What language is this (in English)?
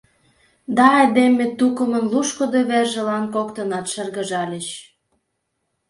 Mari